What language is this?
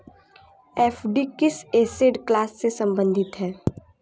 Hindi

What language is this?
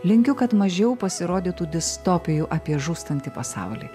Lithuanian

